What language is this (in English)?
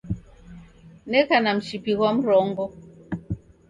Taita